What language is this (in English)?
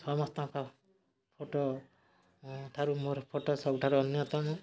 Odia